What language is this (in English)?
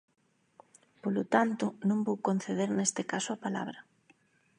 Galician